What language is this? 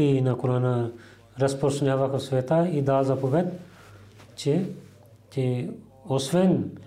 Bulgarian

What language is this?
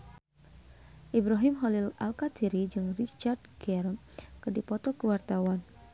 Sundanese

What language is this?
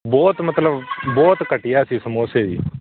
Punjabi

